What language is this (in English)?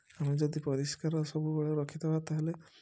Odia